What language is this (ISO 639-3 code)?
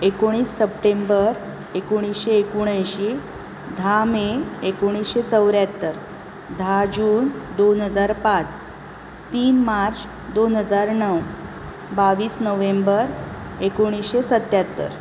kok